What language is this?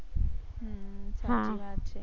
Gujarati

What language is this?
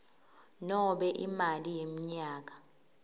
Swati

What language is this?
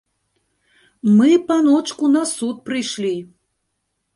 Belarusian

